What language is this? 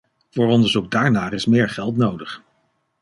Dutch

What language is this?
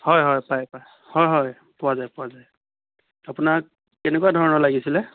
Assamese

